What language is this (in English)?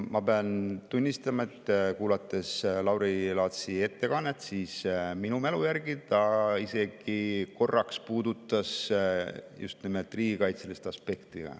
Estonian